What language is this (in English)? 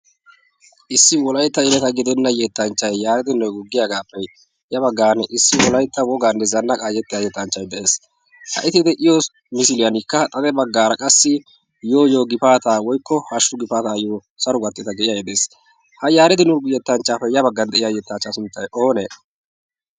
Wolaytta